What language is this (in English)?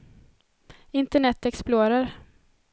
Swedish